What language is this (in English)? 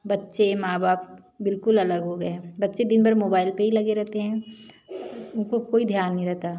Hindi